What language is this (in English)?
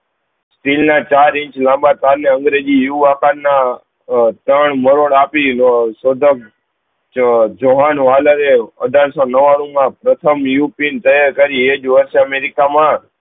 Gujarati